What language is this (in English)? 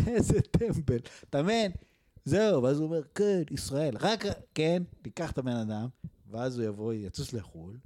Hebrew